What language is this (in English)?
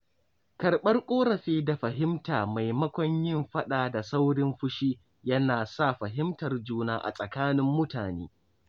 Hausa